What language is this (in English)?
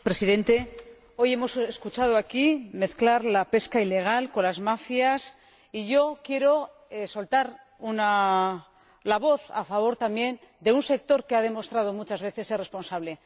Spanish